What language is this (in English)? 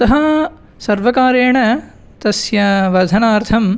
Sanskrit